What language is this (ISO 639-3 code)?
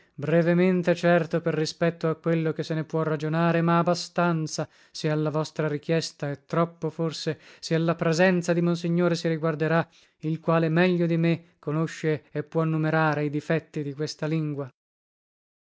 ita